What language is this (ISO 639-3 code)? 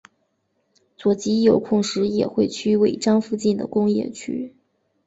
zho